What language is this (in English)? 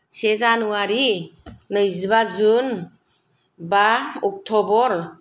Bodo